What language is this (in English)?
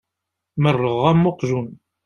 Kabyle